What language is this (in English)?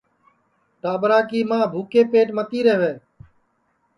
Sansi